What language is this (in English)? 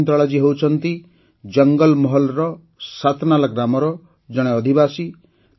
Odia